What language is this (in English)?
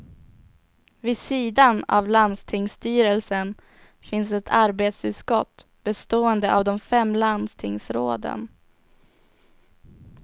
Swedish